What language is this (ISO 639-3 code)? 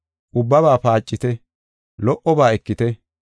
gof